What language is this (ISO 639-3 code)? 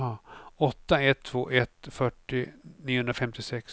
swe